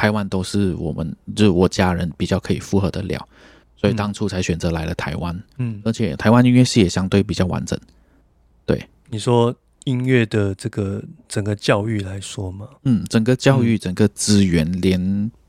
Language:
Chinese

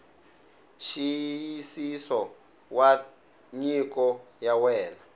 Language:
Tsonga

